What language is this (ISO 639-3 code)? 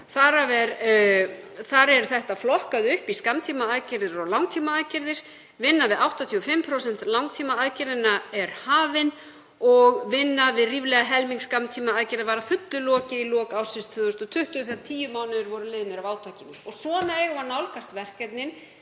isl